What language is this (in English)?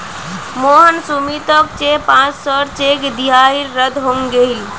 Magahi